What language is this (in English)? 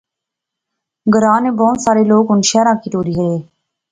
Pahari-Potwari